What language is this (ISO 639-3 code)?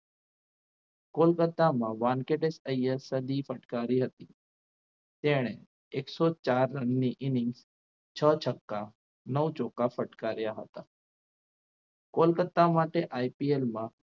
guj